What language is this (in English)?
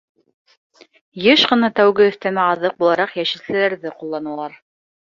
Bashkir